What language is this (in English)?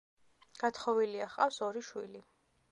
Georgian